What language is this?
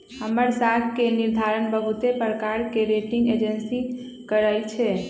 Magahi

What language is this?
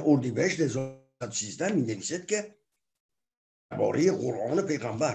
Persian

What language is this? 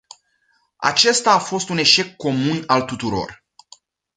Romanian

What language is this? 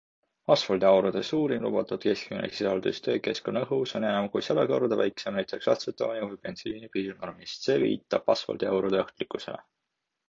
Estonian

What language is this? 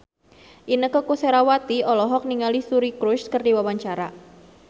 Sundanese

